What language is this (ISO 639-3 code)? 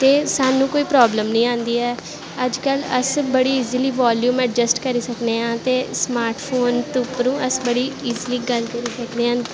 doi